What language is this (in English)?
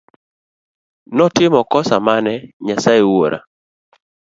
Luo (Kenya and Tanzania)